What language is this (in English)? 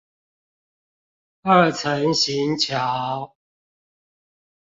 Chinese